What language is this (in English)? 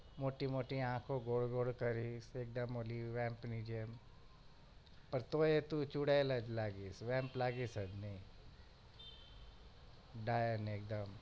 Gujarati